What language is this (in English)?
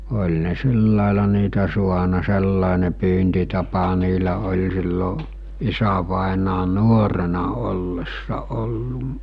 Finnish